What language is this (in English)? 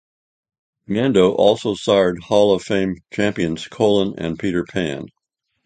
English